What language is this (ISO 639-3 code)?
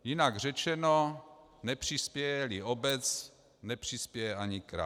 ces